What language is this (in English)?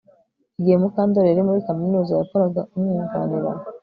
Kinyarwanda